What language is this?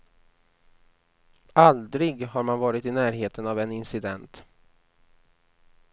Swedish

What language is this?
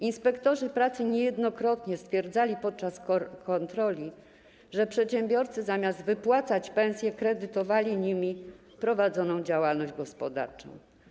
Polish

